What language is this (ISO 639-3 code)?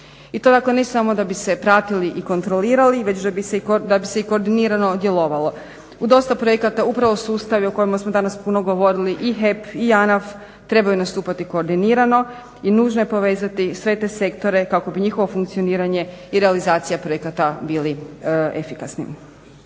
hrv